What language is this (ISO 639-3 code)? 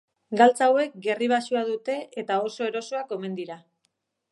eus